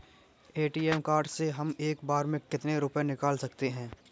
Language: Hindi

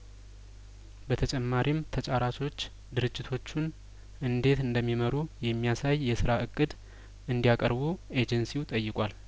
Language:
Amharic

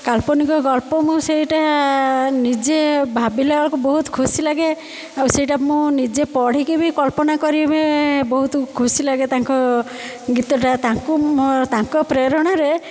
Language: Odia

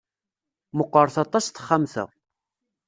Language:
Kabyle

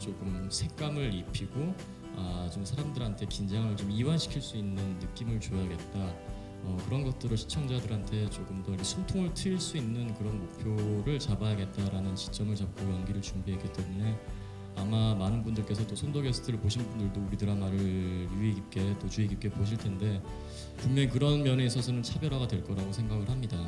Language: Korean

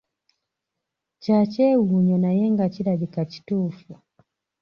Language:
Ganda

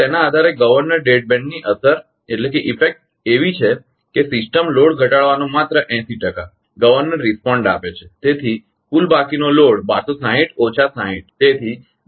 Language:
Gujarati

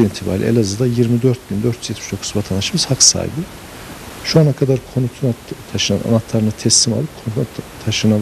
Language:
Turkish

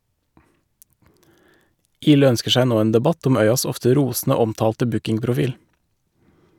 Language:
Norwegian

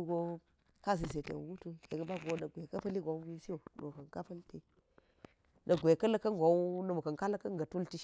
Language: Geji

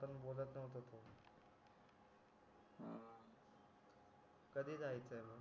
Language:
Marathi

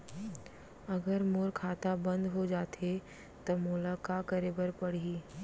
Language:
Chhattisgarhi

